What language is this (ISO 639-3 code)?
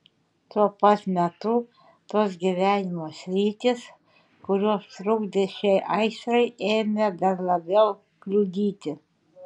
lit